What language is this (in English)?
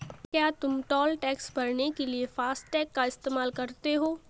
Hindi